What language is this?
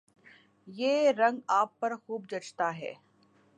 Urdu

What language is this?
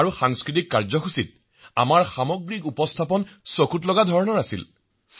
Assamese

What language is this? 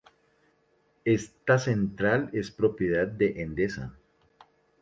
Spanish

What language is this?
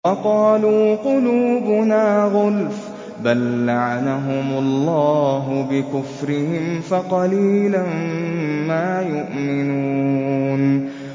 Arabic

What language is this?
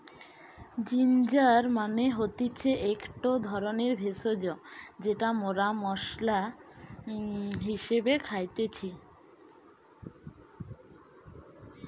Bangla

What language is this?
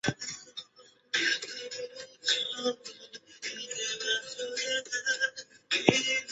Chinese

